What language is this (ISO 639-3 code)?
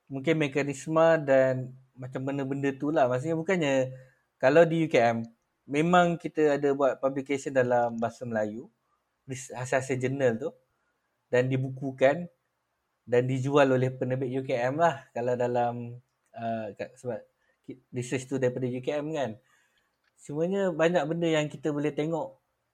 msa